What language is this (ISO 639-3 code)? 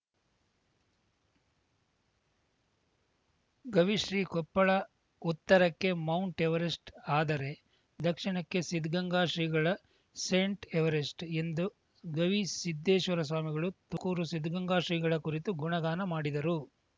kan